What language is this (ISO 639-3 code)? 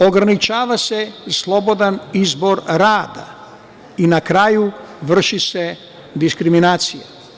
srp